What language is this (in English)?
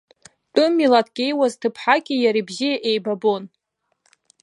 Abkhazian